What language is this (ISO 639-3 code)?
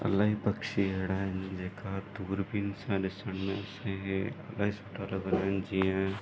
snd